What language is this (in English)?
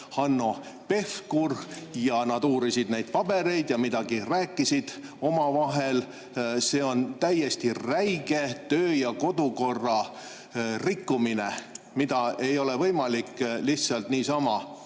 Estonian